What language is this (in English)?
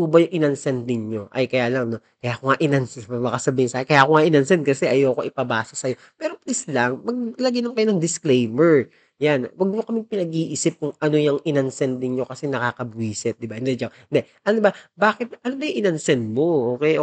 Filipino